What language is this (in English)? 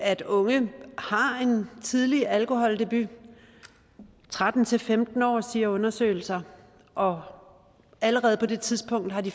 Danish